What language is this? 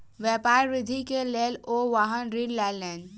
Maithili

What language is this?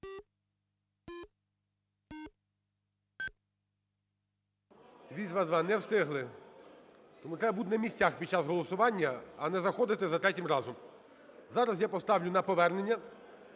Ukrainian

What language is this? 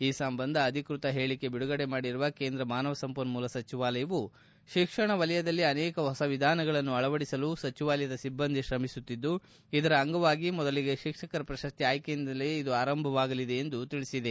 Kannada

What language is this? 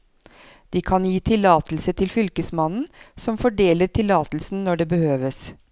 Norwegian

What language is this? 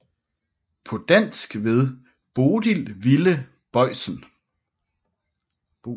Danish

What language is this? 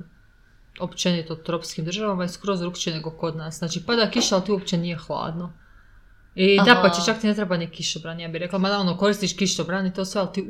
Croatian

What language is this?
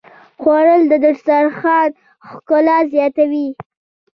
Pashto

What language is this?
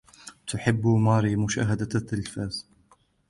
Arabic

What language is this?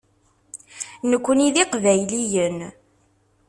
Kabyle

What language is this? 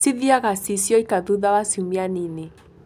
Kikuyu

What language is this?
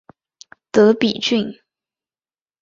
Chinese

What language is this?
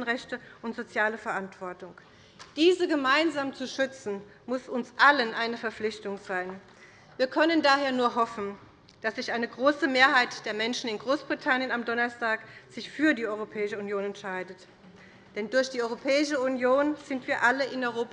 German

